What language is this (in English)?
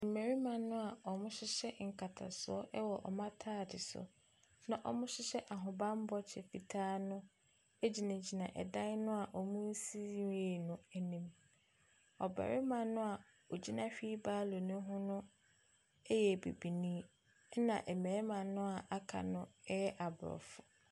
Akan